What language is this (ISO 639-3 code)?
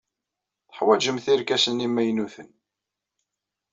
kab